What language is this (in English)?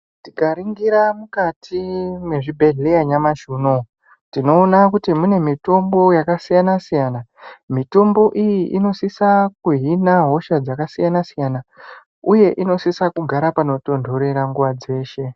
Ndau